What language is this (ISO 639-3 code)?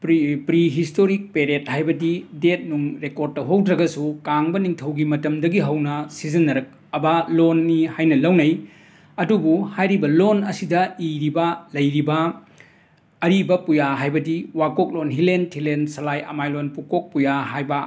mni